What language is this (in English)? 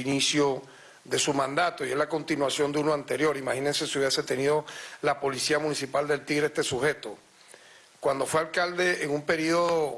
Spanish